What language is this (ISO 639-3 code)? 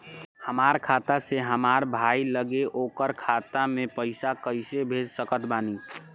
bho